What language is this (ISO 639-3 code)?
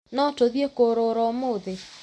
kik